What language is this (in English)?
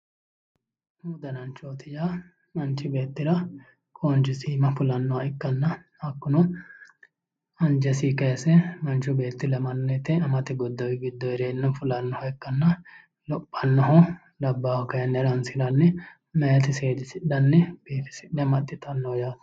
Sidamo